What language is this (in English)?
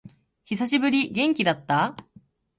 Japanese